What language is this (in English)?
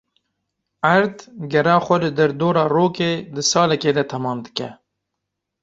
Kurdish